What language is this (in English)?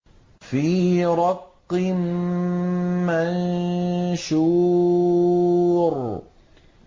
Arabic